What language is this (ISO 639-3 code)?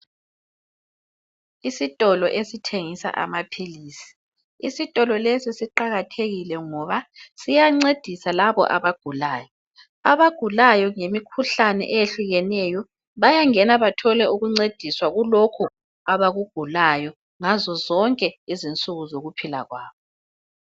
nde